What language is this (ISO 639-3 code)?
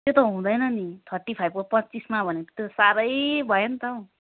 nep